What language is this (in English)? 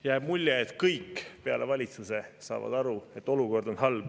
Estonian